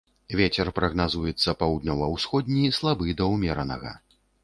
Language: Belarusian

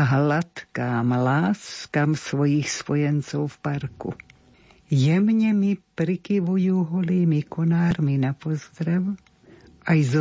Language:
Slovak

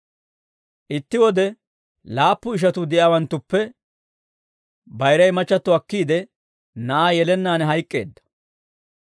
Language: Dawro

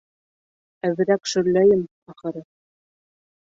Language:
Bashkir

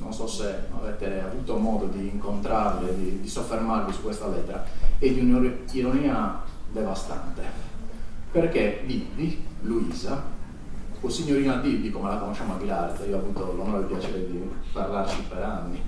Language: Italian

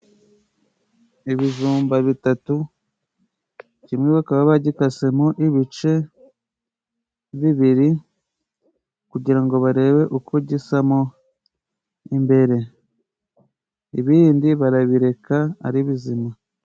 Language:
Kinyarwanda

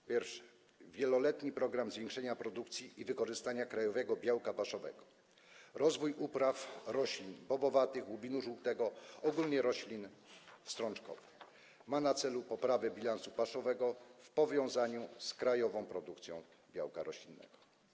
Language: Polish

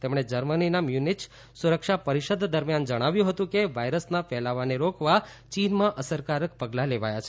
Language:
Gujarati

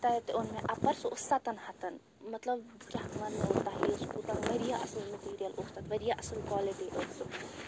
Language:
Kashmiri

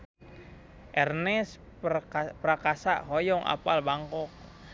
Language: Sundanese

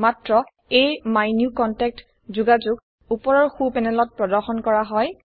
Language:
Assamese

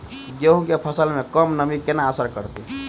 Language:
Maithili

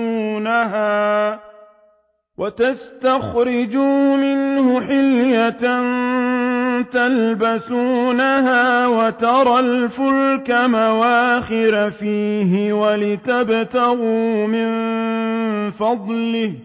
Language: Arabic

